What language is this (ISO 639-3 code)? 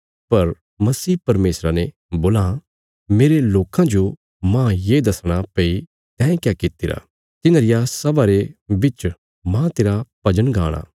kfs